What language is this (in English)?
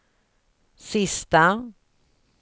Swedish